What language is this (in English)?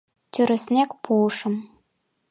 Mari